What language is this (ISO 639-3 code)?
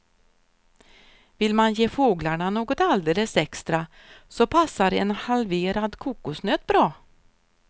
swe